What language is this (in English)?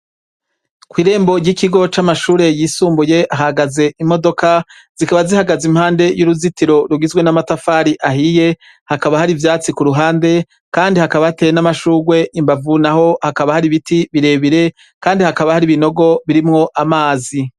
Rundi